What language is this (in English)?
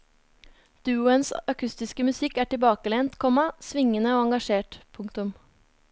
Norwegian